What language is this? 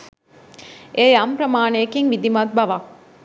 Sinhala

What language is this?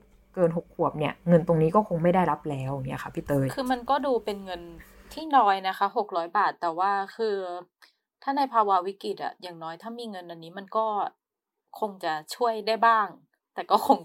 Thai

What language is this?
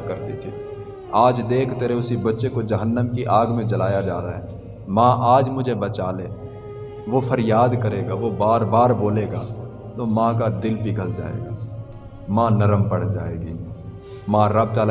Urdu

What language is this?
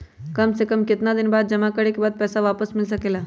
Magahi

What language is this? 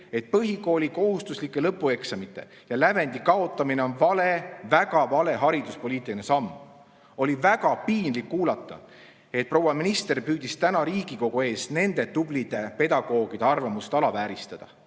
Estonian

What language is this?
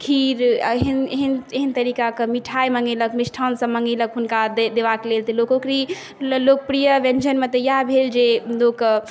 Maithili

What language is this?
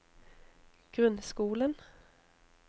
Norwegian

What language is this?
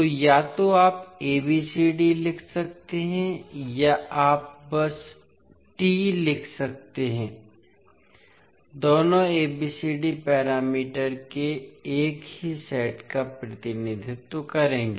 Hindi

